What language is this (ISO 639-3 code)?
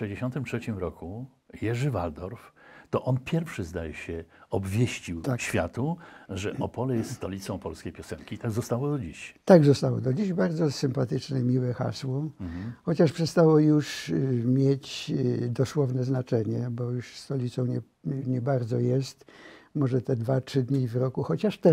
pol